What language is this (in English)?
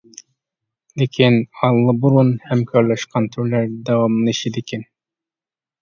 Uyghur